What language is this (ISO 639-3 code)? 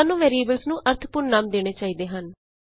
pan